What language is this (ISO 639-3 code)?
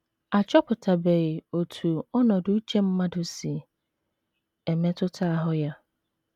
ibo